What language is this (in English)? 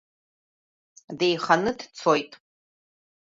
Abkhazian